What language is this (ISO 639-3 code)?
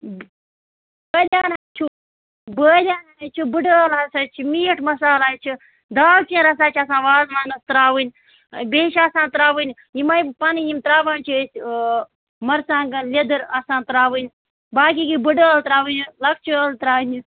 kas